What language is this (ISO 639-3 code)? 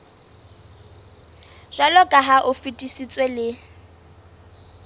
sot